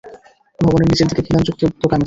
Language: Bangla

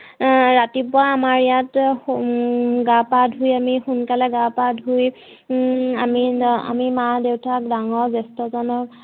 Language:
Assamese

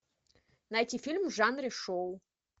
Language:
Russian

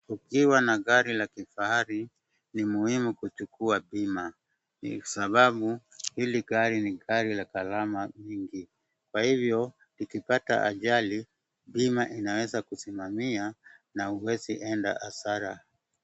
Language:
Swahili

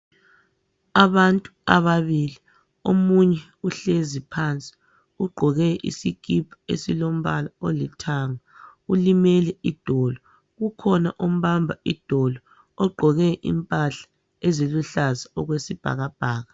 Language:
North Ndebele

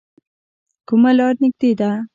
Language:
Pashto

